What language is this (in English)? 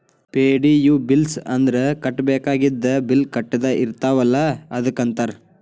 Kannada